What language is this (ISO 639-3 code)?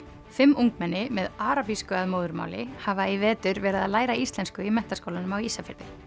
isl